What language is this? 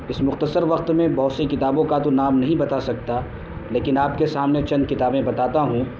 Urdu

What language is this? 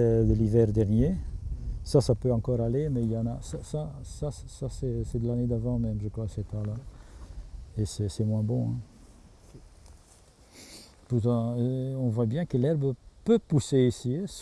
French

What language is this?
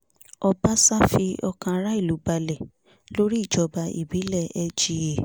Yoruba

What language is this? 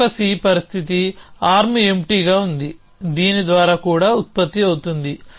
Telugu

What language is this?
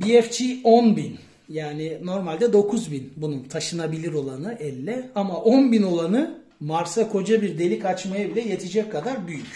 Turkish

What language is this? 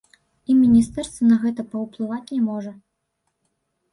Belarusian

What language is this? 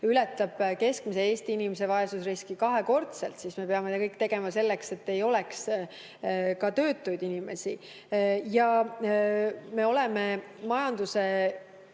Estonian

